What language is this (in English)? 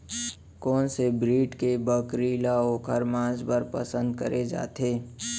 Chhattisgarhi